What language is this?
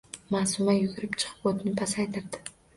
Uzbek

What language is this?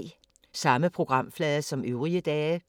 Danish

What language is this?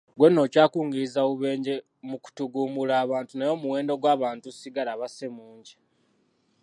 Ganda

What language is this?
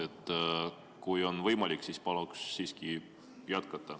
Estonian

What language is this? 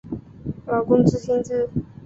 Chinese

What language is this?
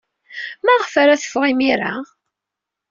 Kabyle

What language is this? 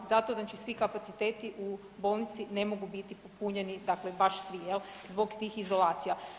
Croatian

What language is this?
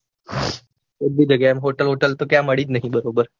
Gujarati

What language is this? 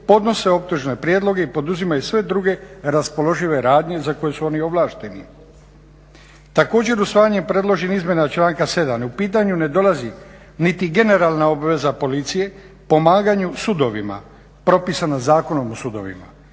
Croatian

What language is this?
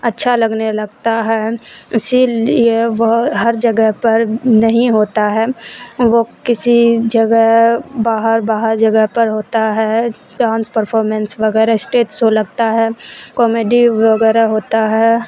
Urdu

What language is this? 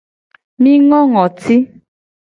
Gen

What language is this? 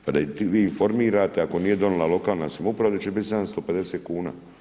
Croatian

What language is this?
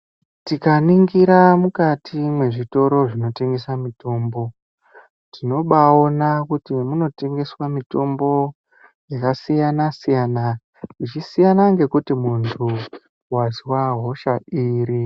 Ndau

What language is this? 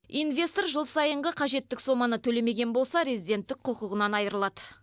Kazakh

